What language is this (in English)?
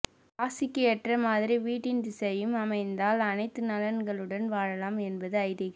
Tamil